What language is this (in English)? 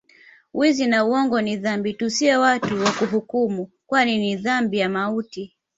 Swahili